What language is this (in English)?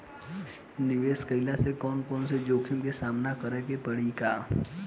Bhojpuri